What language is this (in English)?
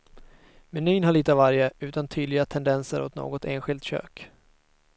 Swedish